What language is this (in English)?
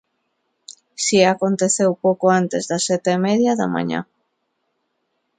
Galician